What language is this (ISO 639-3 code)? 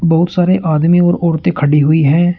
hin